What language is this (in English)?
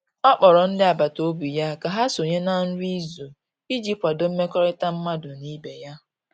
Igbo